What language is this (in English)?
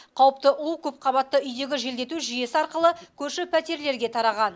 Kazakh